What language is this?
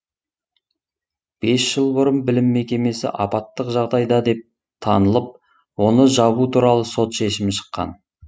Kazakh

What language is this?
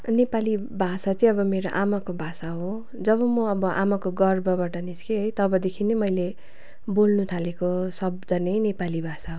Nepali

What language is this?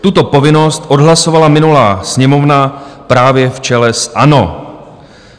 Czech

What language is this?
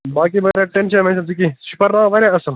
Kashmiri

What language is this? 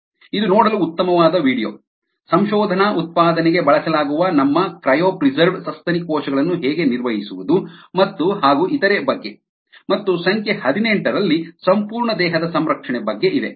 Kannada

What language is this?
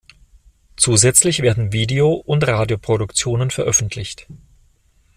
German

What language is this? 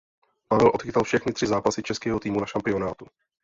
Czech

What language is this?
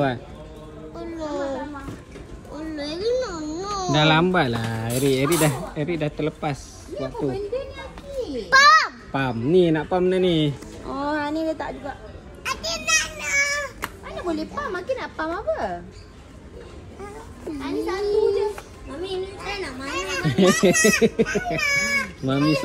Malay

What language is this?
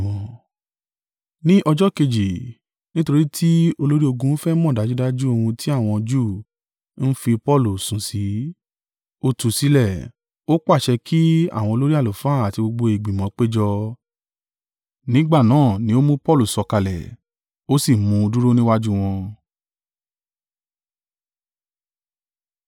Yoruba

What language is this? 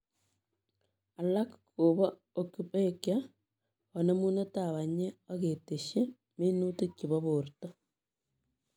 Kalenjin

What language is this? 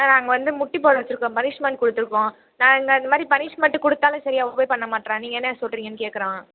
Tamil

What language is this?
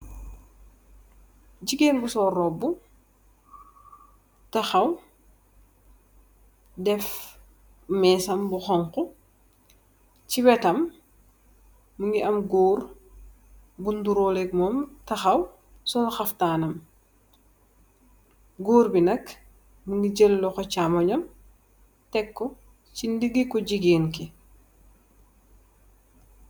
Wolof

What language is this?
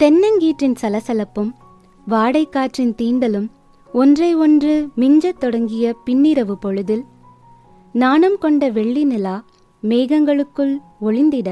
Tamil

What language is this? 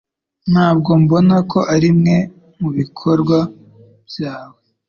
Kinyarwanda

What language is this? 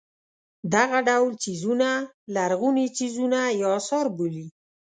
Pashto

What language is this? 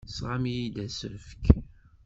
Kabyle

